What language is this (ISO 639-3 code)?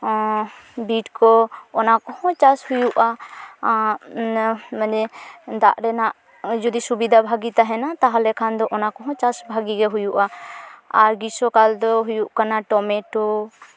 sat